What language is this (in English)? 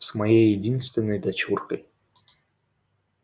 Russian